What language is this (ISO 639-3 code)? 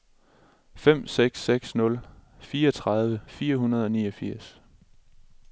dan